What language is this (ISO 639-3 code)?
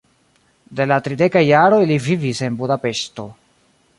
epo